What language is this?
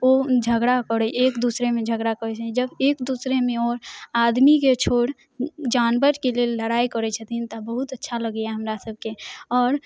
Maithili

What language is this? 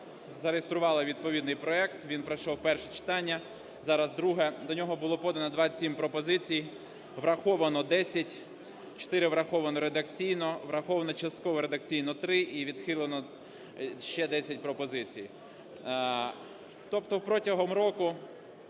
Ukrainian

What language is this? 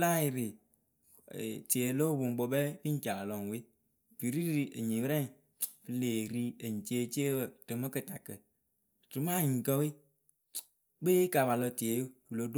Akebu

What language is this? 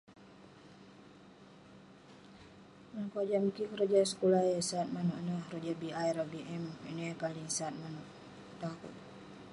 Western Penan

